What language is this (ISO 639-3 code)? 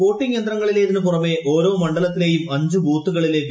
mal